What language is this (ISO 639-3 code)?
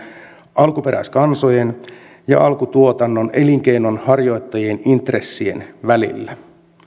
fin